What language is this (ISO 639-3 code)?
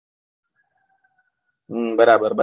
guj